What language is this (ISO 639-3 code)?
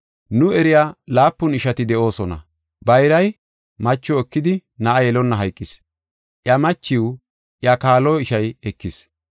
gof